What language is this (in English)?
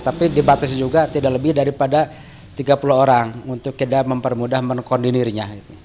Indonesian